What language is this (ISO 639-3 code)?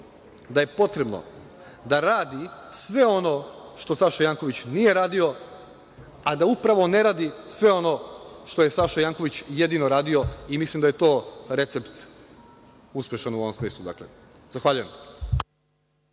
srp